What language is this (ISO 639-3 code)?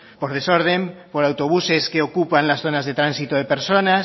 spa